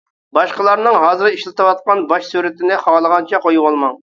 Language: Uyghur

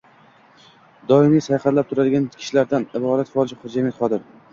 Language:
Uzbek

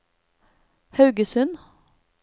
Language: Norwegian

